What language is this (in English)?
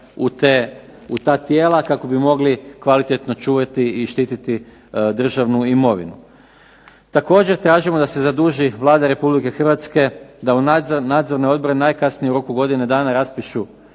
Croatian